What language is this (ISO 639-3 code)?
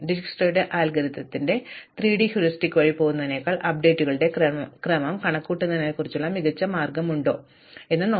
mal